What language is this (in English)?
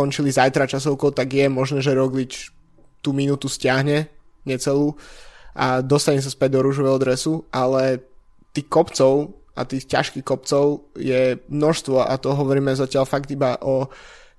Slovak